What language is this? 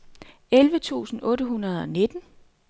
Danish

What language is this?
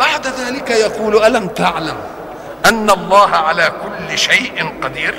Arabic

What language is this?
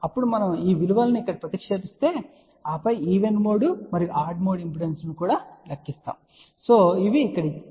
Telugu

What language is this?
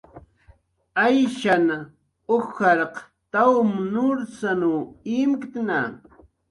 Jaqaru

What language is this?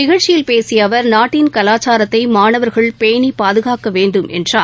Tamil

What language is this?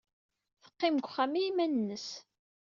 Kabyle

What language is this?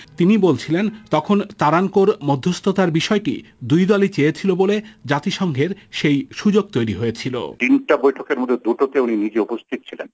Bangla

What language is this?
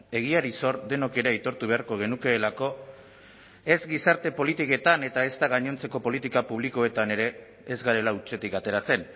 Basque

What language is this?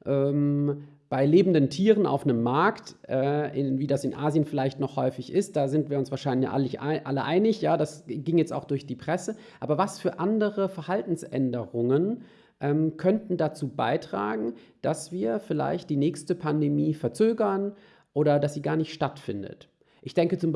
German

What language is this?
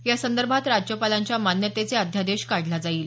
Marathi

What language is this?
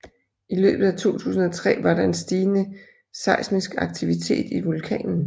Danish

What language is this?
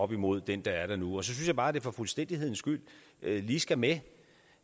Danish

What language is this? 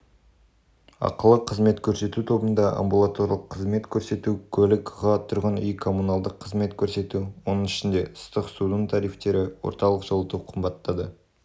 Kazakh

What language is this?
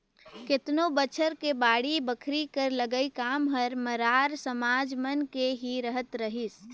Chhattisgarhi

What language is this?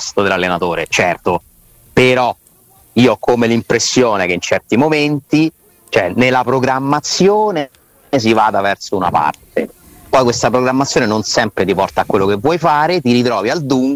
Italian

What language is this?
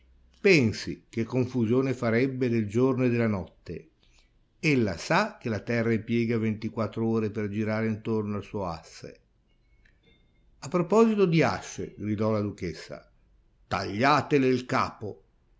Italian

